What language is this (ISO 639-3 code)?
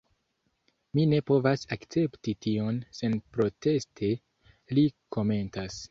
epo